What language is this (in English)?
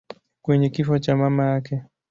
Swahili